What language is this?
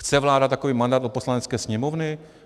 Czech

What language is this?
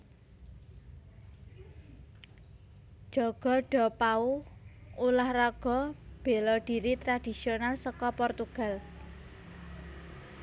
Javanese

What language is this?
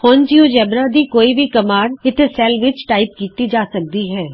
Punjabi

